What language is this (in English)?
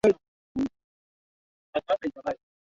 Swahili